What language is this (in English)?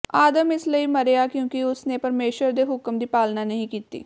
Punjabi